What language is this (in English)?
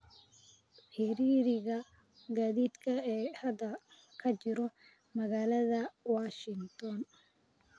Somali